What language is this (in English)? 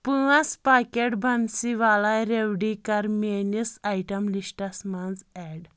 Kashmiri